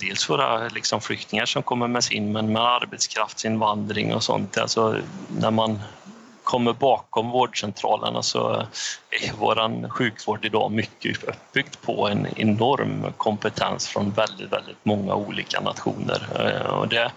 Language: Swedish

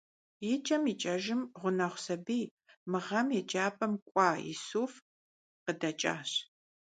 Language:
Kabardian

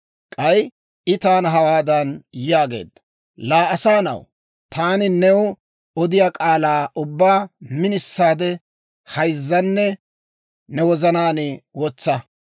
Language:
Dawro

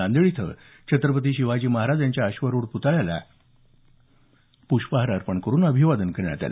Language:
Marathi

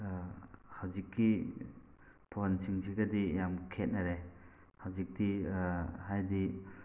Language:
Manipuri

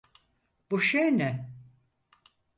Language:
Turkish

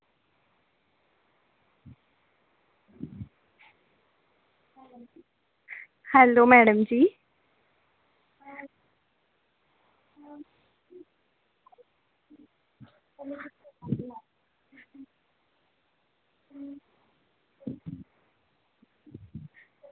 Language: Dogri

